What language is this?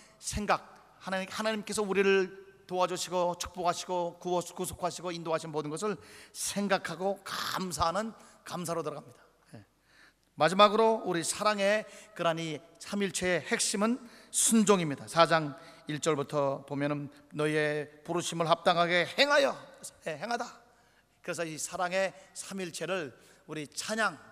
Korean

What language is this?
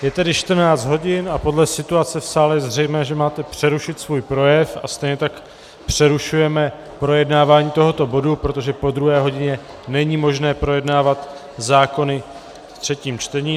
Czech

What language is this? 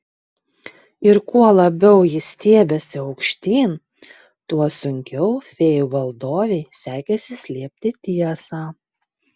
Lithuanian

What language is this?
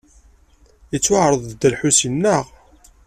Kabyle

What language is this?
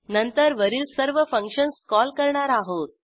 Marathi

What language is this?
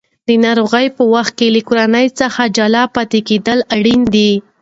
Pashto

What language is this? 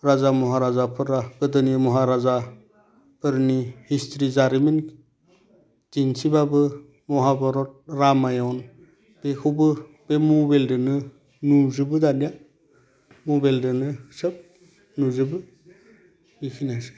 Bodo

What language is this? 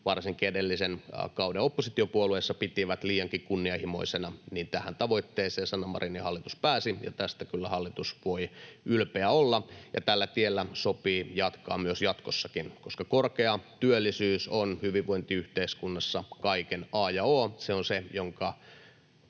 Finnish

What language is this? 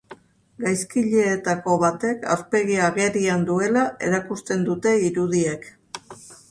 Basque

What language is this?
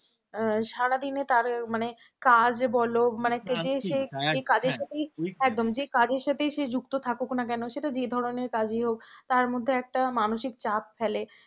Bangla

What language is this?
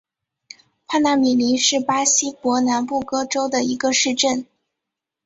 Chinese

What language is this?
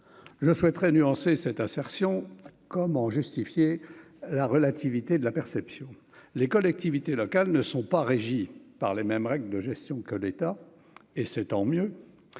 French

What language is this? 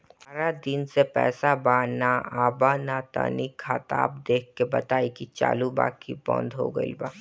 Bhojpuri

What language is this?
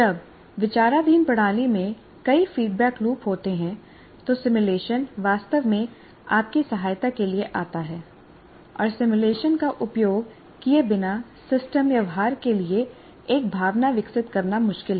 Hindi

